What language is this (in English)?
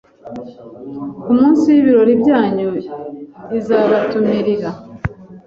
Kinyarwanda